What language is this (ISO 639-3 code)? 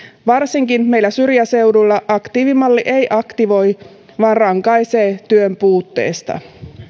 fin